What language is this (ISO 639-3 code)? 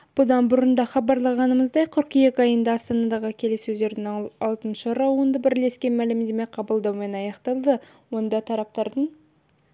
kaz